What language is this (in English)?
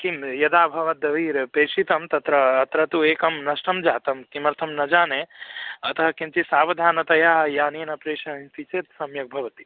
Sanskrit